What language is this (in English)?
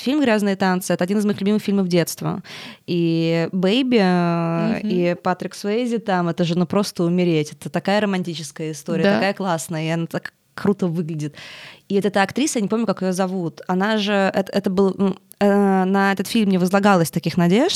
Russian